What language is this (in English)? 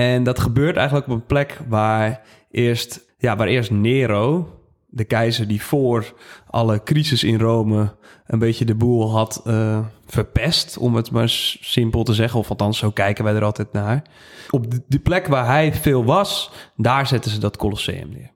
Dutch